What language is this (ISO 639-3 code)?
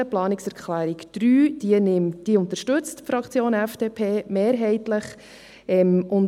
gsw